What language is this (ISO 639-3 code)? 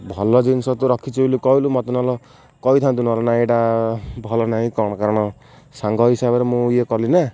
ori